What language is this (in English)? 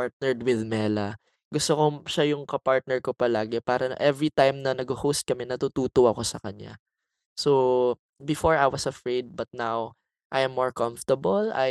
Filipino